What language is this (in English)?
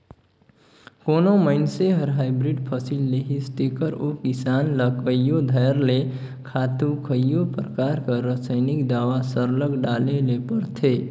Chhattisgarhi